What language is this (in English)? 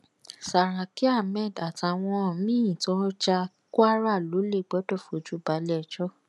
Yoruba